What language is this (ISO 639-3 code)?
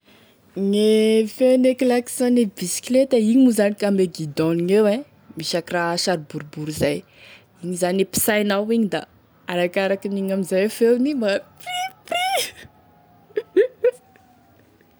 tkg